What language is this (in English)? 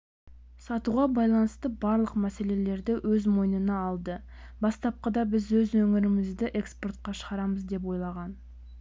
Kazakh